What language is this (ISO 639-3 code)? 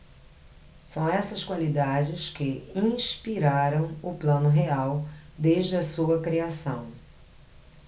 por